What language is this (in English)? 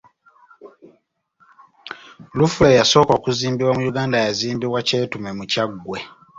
Ganda